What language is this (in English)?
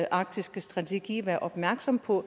Danish